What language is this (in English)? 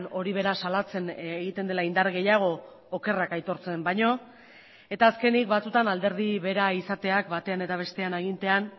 Basque